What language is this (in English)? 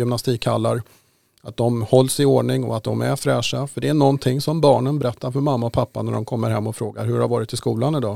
Swedish